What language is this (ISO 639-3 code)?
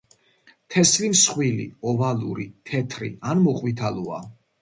kat